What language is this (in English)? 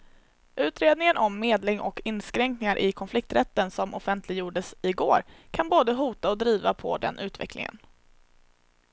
Swedish